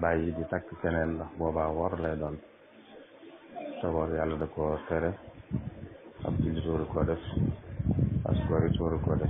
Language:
Arabic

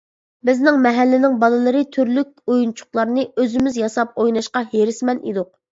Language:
Uyghur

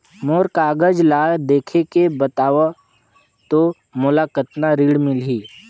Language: Chhattisgarhi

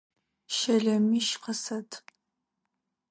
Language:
Adyghe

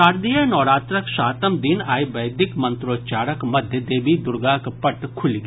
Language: Maithili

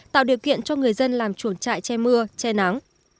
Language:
Vietnamese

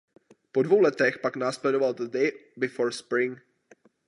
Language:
Czech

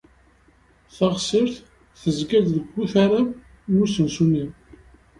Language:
Kabyle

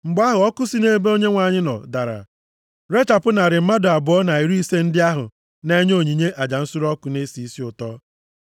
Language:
Igbo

